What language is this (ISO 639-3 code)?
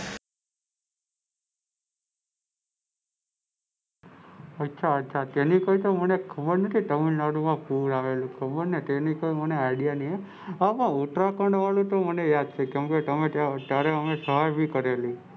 guj